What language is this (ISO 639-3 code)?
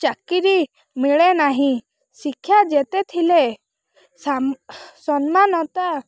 ori